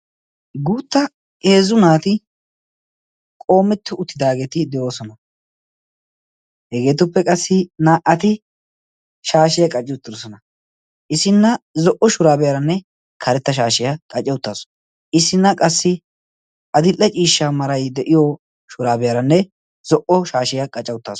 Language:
Wolaytta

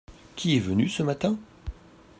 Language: French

